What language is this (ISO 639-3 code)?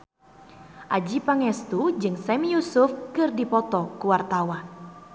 sun